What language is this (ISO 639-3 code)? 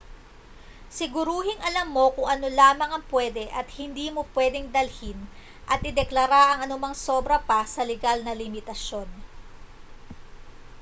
fil